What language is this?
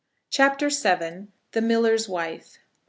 English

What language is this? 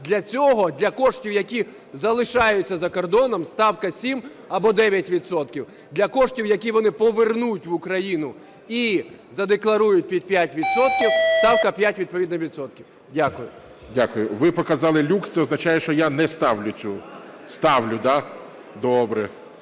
Ukrainian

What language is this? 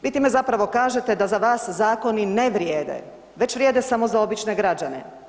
Croatian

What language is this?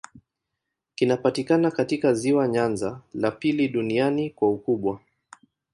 Swahili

